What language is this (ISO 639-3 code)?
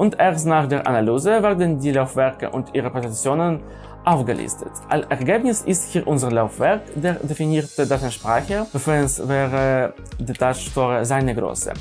deu